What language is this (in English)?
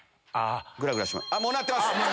Japanese